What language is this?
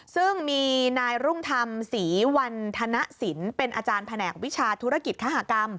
Thai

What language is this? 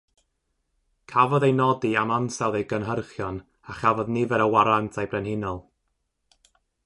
Welsh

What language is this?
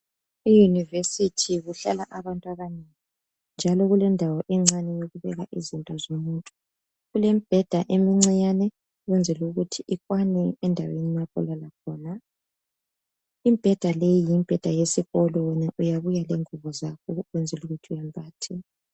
North Ndebele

